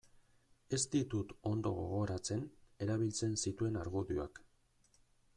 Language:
Basque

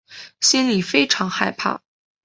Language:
Chinese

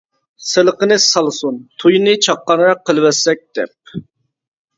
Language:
Uyghur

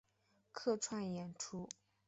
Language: Chinese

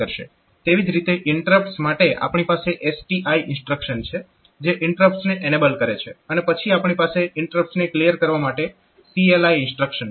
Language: Gujarati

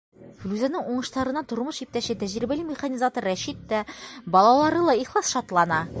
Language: Bashkir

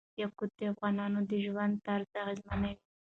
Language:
Pashto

